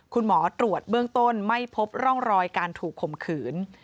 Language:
Thai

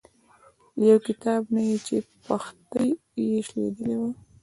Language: Pashto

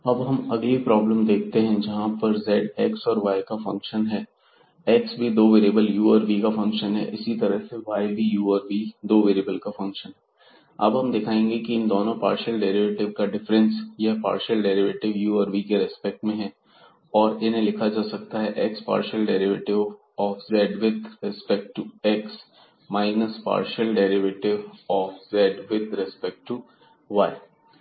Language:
Hindi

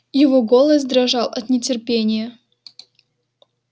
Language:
Russian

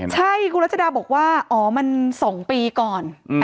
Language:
Thai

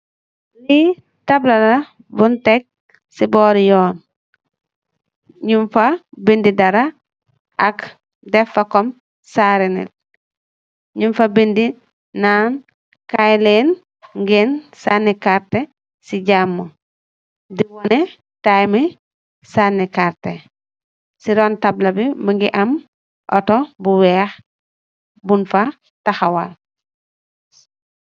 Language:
Wolof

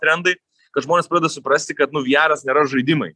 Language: Lithuanian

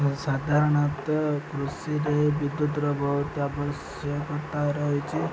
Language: Odia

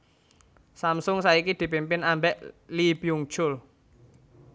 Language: Javanese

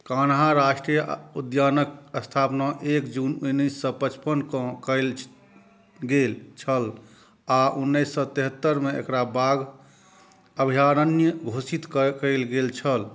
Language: Maithili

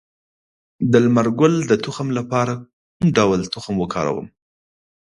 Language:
Pashto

